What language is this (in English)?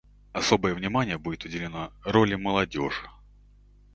Russian